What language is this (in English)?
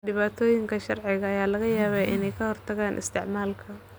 Somali